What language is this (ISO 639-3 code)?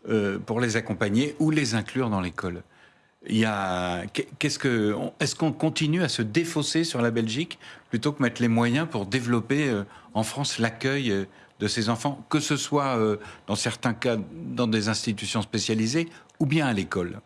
fra